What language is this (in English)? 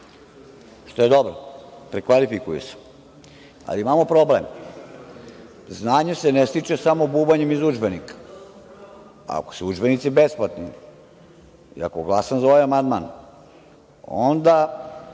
Serbian